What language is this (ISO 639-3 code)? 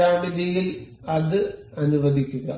mal